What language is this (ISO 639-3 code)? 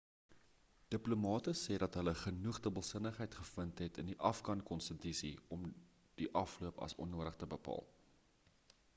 afr